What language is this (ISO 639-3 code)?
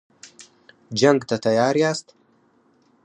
pus